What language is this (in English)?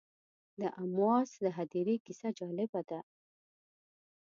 Pashto